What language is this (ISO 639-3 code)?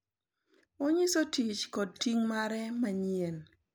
luo